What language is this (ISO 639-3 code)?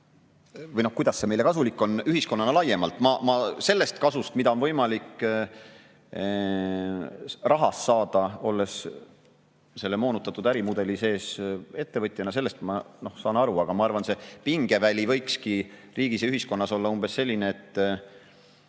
est